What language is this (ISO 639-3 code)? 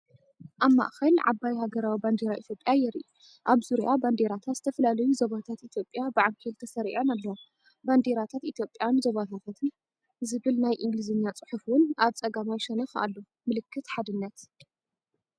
tir